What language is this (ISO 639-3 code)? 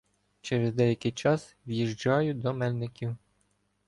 ukr